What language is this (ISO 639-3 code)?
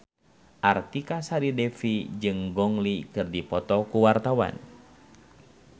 sun